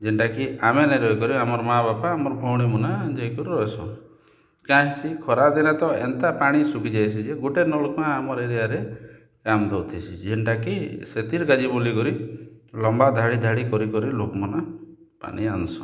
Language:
Odia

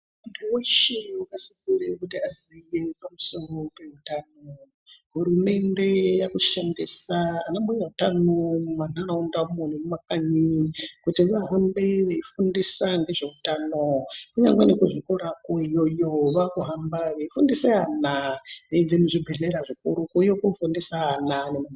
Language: Ndau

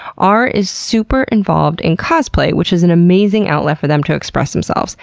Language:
English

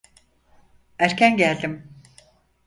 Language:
Turkish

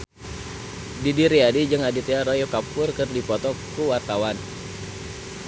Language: Sundanese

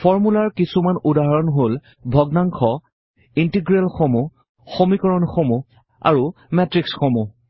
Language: Assamese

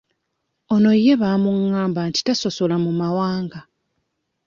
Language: Ganda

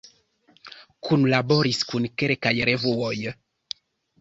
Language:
Esperanto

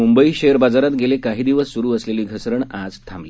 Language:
Marathi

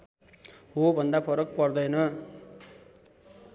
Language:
Nepali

